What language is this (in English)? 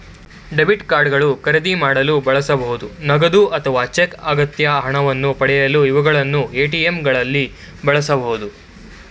Kannada